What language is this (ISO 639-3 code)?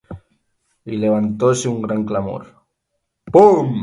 spa